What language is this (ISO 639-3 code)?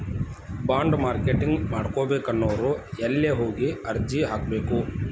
kan